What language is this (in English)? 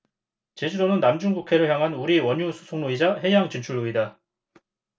Korean